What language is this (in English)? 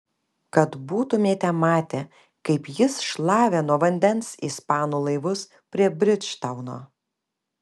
Lithuanian